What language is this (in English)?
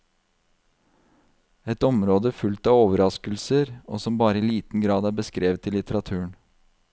Norwegian